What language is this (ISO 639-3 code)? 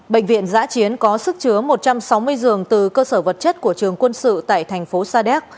vie